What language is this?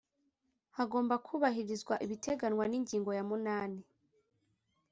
Kinyarwanda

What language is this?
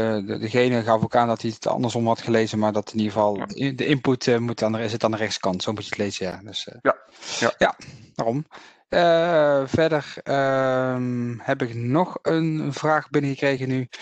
Dutch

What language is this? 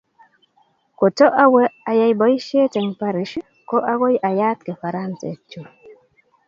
Kalenjin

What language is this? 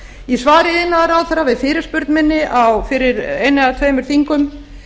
Icelandic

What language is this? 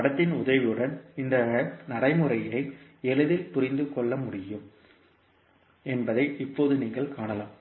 Tamil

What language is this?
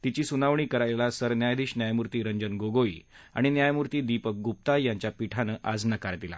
Marathi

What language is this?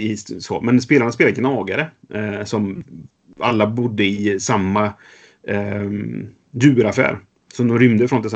Swedish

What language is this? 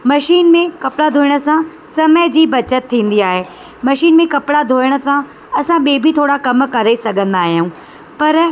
Sindhi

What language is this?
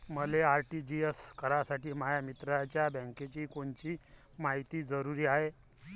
Marathi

